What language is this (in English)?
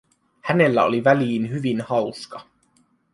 Finnish